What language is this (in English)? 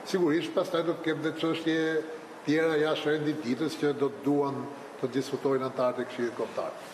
Romanian